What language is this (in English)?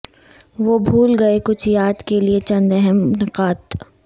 Urdu